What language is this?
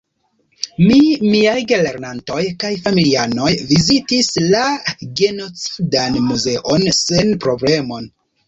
Esperanto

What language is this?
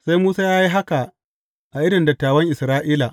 Hausa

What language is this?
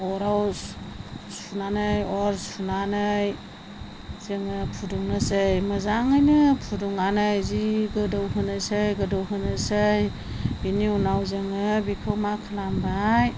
Bodo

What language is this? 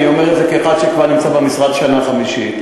Hebrew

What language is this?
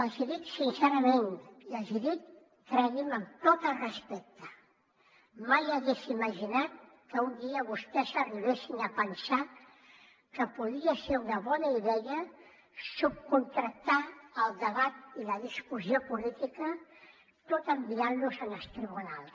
Catalan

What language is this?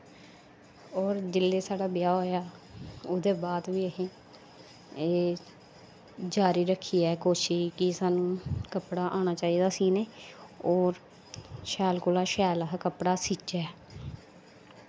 Dogri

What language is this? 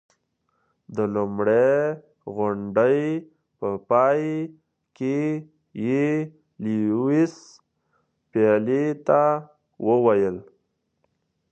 Pashto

